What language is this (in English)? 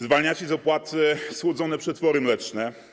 Polish